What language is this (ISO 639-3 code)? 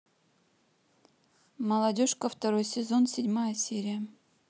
rus